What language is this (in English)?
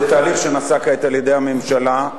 Hebrew